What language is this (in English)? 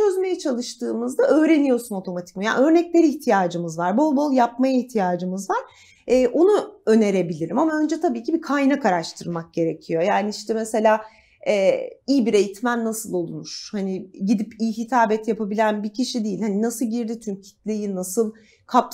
Turkish